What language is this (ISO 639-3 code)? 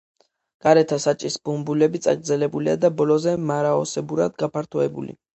kat